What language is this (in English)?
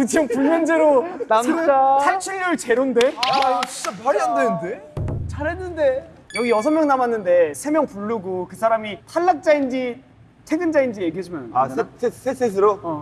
Korean